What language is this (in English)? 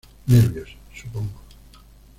Spanish